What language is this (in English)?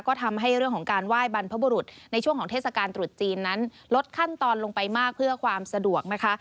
Thai